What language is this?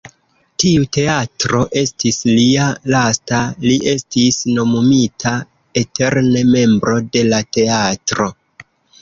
Esperanto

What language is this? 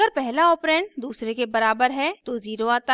Hindi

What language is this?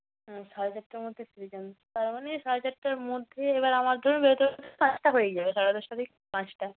Bangla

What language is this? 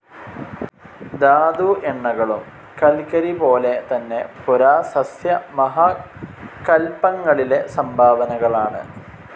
Malayalam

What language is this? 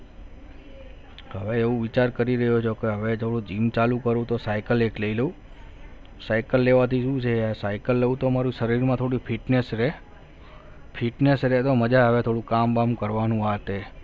Gujarati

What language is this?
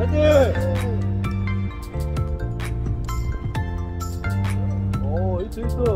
Korean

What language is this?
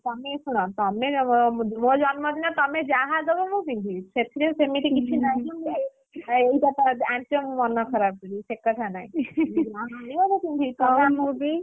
Odia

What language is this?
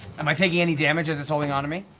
English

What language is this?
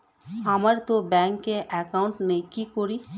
Bangla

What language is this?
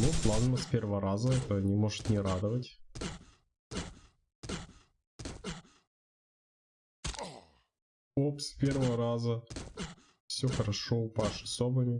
Russian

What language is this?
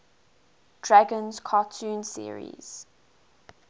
English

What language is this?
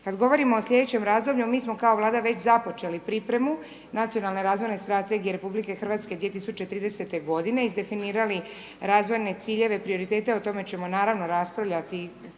Croatian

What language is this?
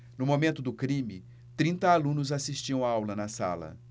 Portuguese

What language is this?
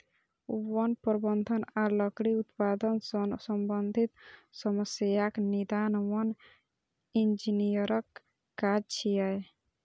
Maithili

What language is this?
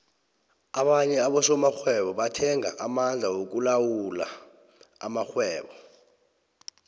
South Ndebele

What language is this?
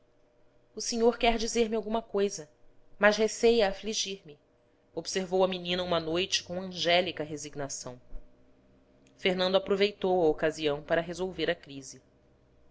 Portuguese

